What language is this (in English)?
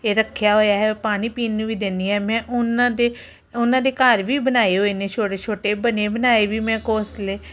Punjabi